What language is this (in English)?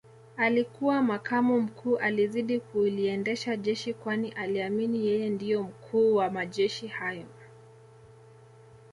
Swahili